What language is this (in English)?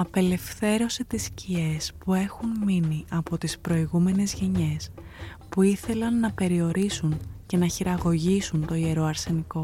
Greek